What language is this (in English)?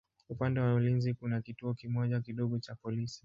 Swahili